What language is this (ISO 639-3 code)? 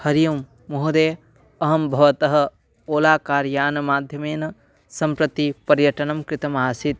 san